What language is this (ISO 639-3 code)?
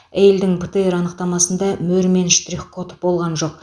kaz